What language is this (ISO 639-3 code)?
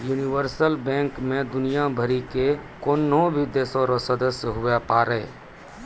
mai